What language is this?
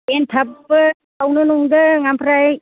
Bodo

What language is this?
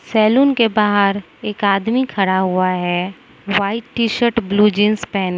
Hindi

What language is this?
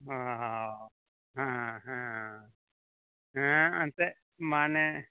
Santali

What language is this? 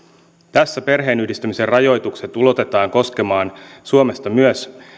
Finnish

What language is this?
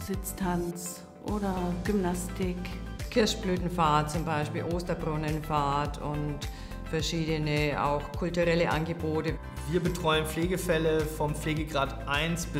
German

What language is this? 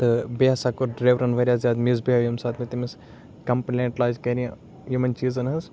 Kashmiri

